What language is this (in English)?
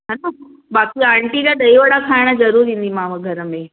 Sindhi